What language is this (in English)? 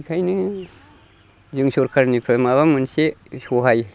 Bodo